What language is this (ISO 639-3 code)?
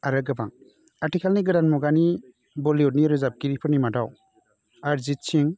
brx